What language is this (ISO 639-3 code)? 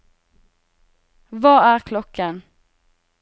nor